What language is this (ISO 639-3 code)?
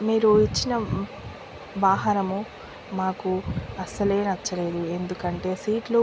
tel